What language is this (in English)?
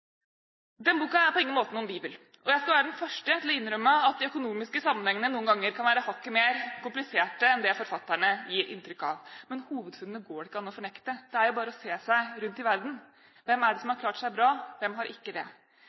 Norwegian Bokmål